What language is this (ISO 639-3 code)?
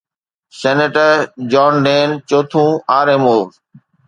snd